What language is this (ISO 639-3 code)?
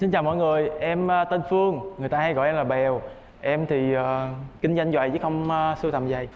vie